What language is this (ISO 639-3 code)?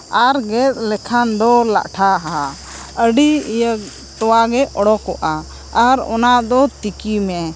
sat